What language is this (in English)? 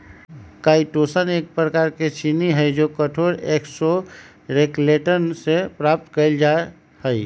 Magahi